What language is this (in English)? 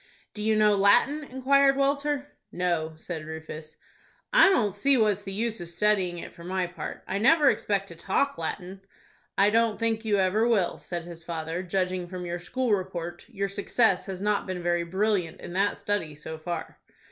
English